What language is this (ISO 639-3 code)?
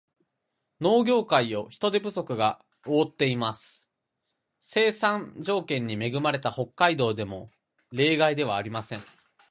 jpn